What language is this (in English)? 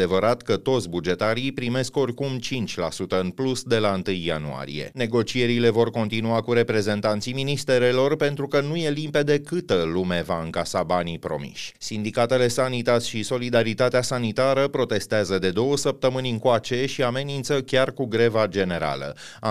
Romanian